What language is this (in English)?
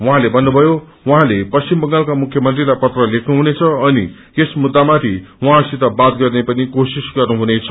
Nepali